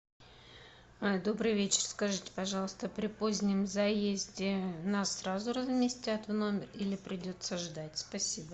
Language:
Russian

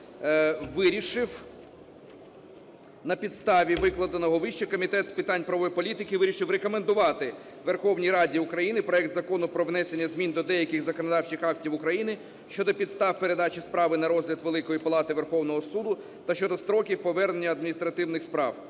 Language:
Ukrainian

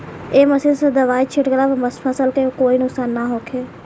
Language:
Bhojpuri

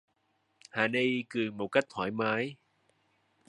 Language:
Vietnamese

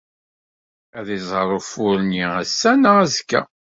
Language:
Kabyle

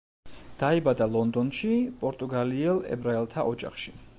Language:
Georgian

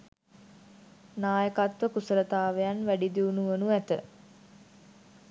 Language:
Sinhala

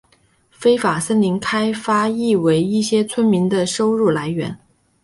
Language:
Chinese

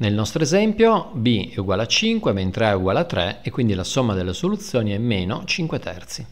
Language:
Italian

